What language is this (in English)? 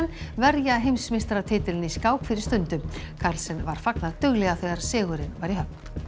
Icelandic